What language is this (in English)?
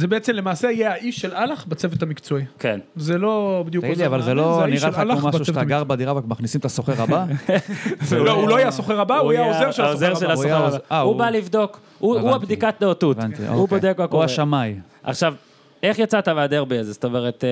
Hebrew